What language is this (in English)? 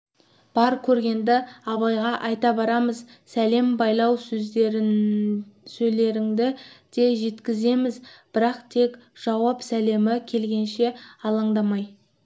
Kazakh